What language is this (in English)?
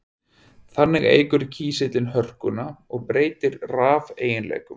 Icelandic